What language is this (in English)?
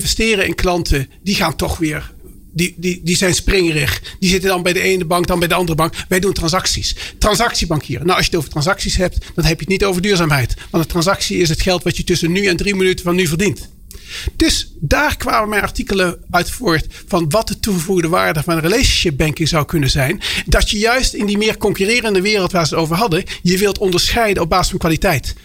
Dutch